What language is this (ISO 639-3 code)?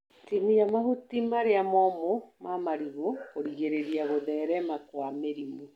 kik